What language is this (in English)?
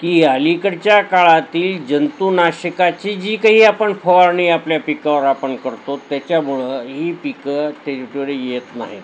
Marathi